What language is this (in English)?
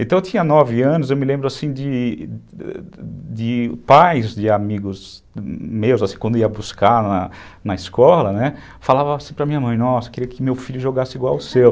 Portuguese